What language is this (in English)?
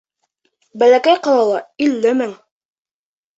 Bashkir